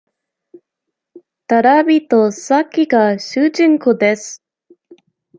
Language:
Japanese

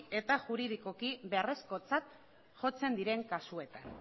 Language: Basque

